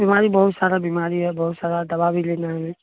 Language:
Maithili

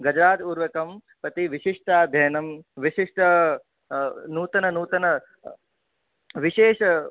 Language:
Sanskrit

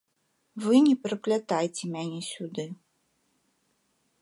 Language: Belarusian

